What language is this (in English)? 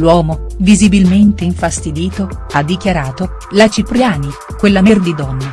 Italian